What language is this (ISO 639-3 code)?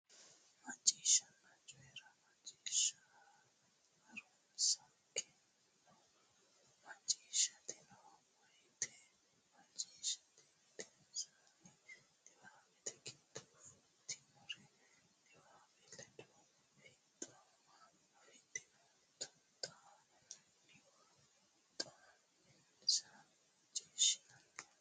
sid